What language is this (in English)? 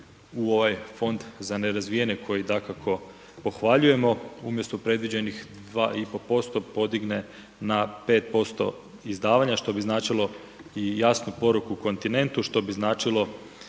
Croatian